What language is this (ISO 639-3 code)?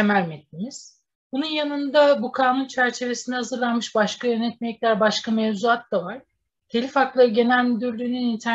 tur